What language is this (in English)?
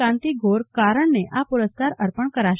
Gujarati